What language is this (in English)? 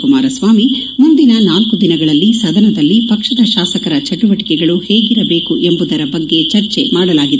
Kannada